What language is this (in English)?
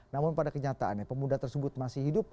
Indonesian